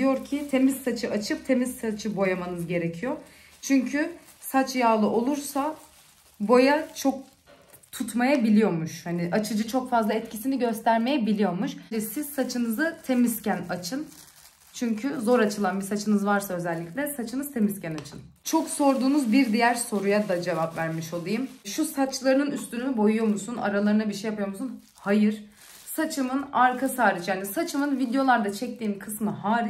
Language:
Turkish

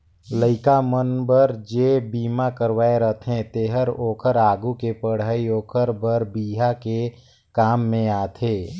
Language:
Chhattisgarhi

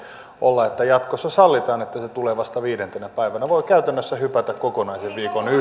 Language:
Finnish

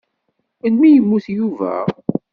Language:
Kabyle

